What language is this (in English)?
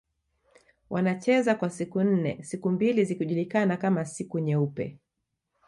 Swahili